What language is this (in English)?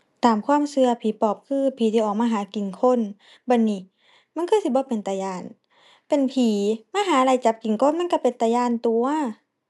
Thai